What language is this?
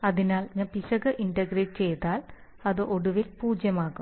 Malayalam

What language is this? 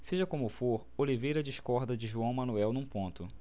Portuguese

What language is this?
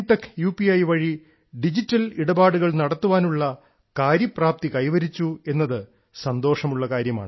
Malayalam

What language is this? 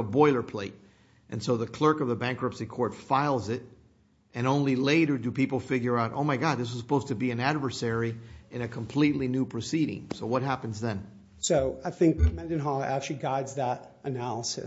English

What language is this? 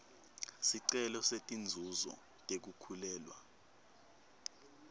Swati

